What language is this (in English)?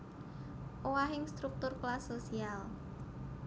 Javanese